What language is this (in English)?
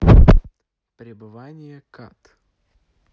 Russian